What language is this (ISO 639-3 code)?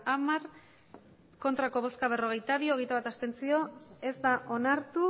eus